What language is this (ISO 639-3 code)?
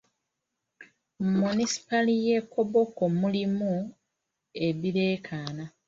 lug